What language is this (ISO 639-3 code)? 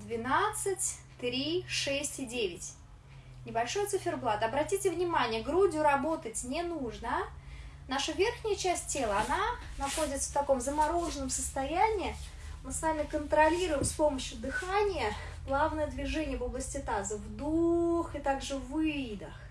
rus